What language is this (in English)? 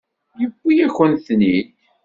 Kabyle